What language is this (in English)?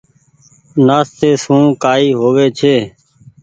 Goaria